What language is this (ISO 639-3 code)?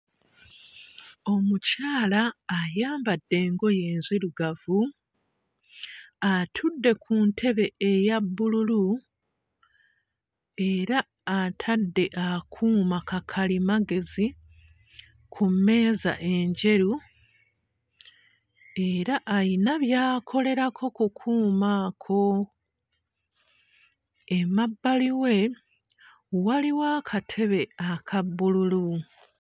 lug